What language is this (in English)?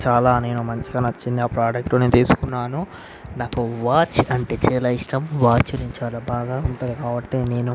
Telugu